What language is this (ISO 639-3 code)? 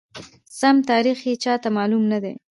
pus